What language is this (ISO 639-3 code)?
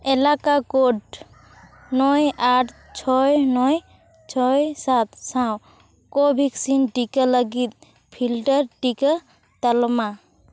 sat